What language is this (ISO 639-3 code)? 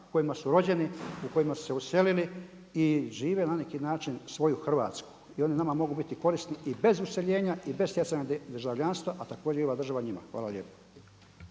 hrv